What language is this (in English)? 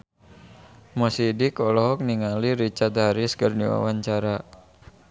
Sundanese